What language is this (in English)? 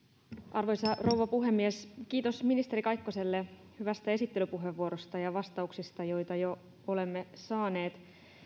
Finnish